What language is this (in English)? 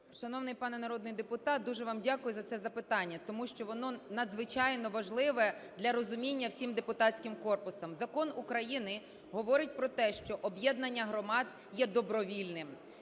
Ukrainian